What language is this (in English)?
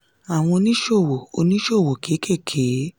Yoruba